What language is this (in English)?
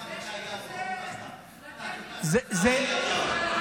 Hebrew